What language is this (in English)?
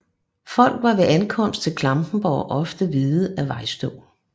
Danish